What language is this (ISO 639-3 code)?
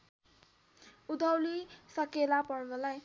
nep